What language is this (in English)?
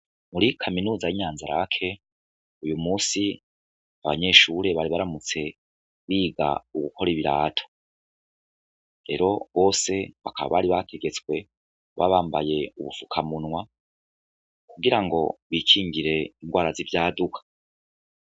Rundi